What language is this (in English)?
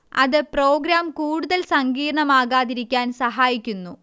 Malayalam